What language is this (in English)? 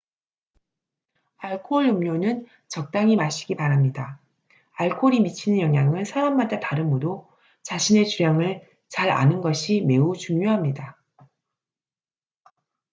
Korean